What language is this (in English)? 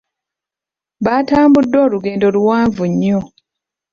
Ganda